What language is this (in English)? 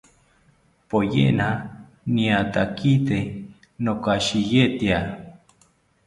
South Ucayali Ashéninka